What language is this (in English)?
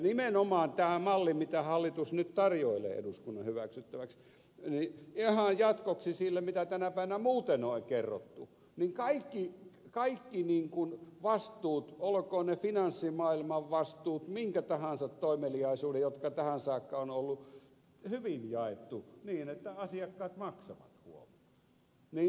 Finnish